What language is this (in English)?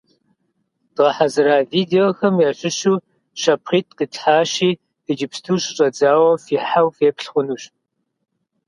Kabardian